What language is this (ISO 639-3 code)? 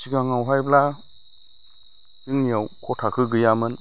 brx